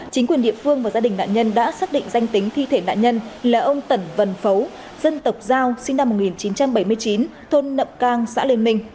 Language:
Vietnamese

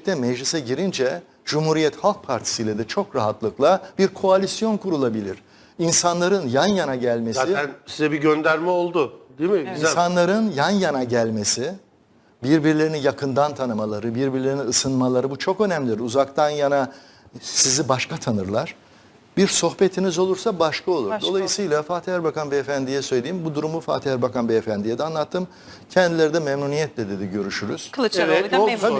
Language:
Turkish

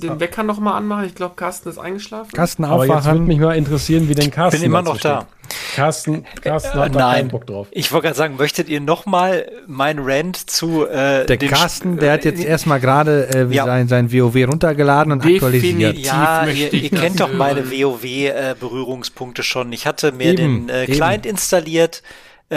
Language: German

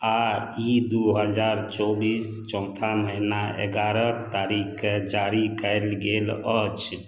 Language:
Maithili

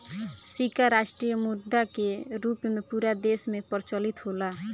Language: Bhojpuri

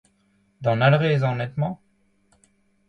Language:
Breton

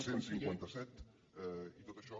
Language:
Catalan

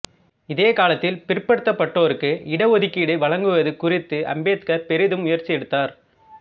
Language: Tamil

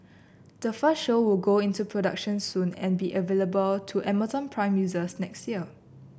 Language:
English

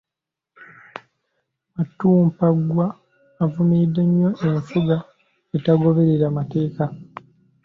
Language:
Ganda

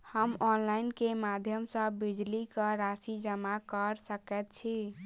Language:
Maithili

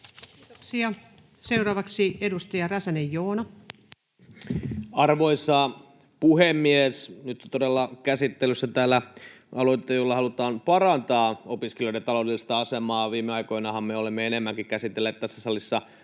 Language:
Finnish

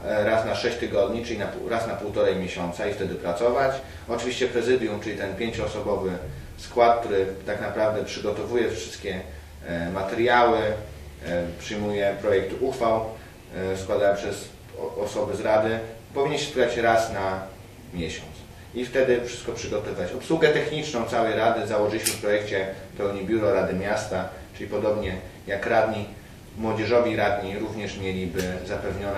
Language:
Polish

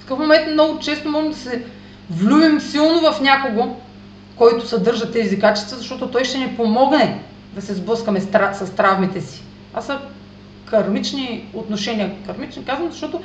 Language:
Bulgarian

